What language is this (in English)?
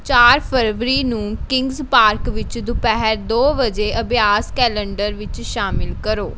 Punjabi